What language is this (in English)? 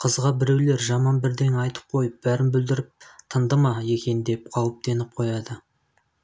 Kazakh